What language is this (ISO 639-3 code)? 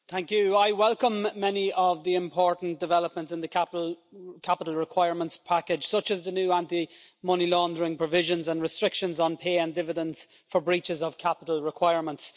eng